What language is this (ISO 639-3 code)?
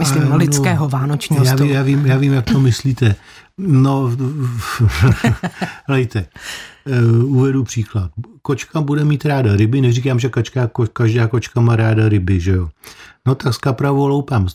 ces